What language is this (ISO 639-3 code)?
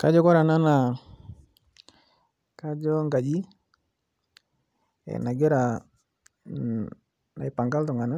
mas